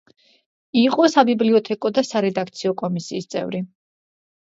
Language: Georgian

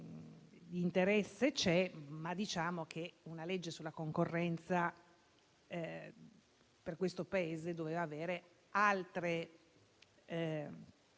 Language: Italian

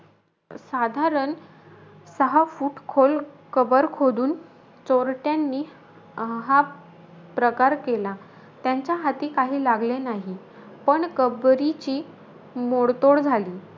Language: Marathi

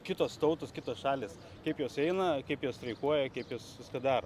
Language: Lithuanian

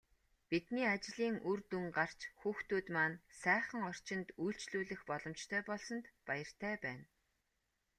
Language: Mongolian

